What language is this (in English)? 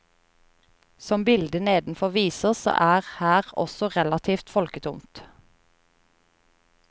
Norwegian